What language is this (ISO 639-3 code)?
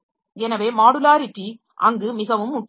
tam